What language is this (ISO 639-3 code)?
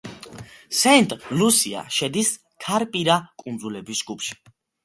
kat